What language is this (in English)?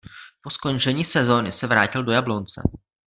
Czech